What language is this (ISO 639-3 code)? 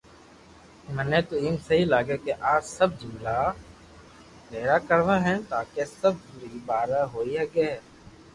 lrk